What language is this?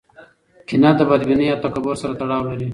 Pashto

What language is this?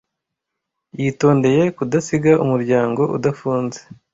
Kinyarwanda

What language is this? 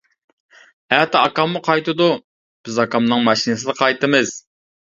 Uyghur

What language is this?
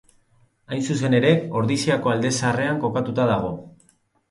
Basque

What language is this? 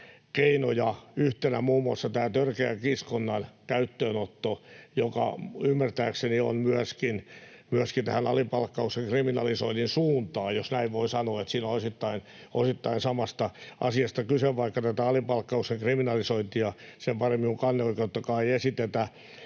Finnish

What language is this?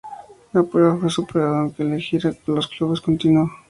Spanish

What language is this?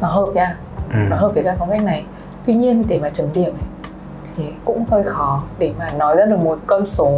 Vietnamese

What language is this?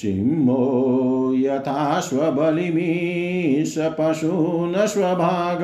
Hindi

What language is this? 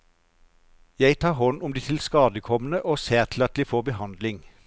Norwegian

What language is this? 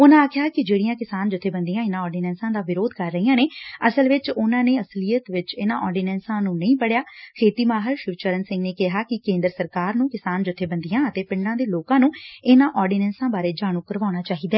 Punjabi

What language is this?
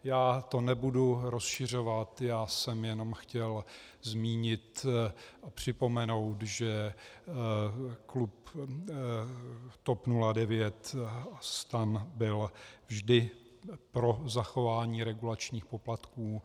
Czech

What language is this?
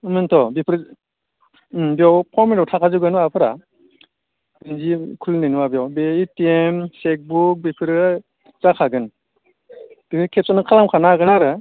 Bodo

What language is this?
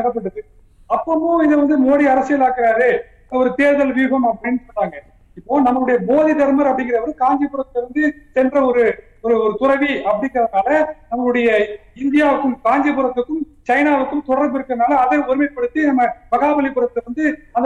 Tamil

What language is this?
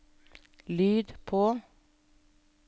Norwegian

